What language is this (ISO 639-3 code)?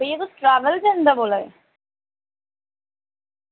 doi